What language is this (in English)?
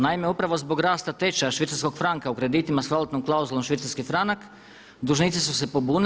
Croatian